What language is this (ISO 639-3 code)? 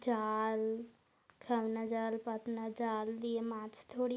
ben